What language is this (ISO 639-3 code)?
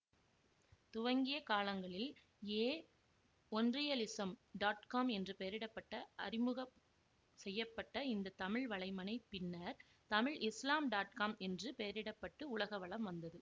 tam